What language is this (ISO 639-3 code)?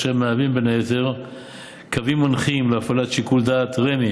heb